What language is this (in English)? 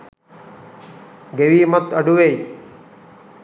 Sinhala